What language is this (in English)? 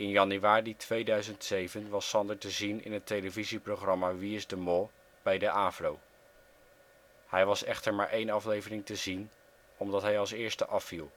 Dutch